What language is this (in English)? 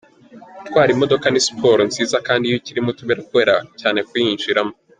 Kinyarwanda